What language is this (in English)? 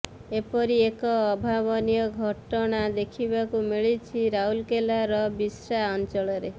Odia